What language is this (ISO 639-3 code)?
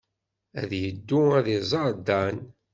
kab